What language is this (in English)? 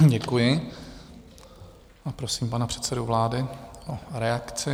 Czech